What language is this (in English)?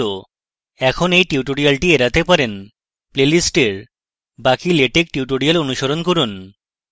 Bangla